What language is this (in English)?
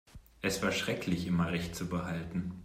German